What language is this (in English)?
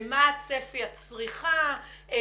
Hebrew